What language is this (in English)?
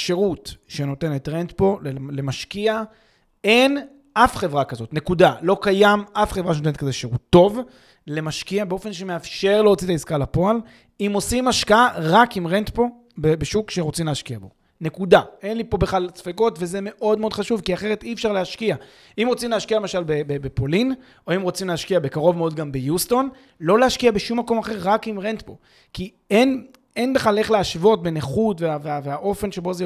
Hebrew